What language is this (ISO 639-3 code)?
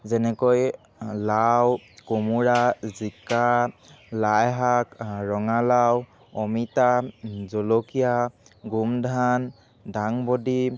asm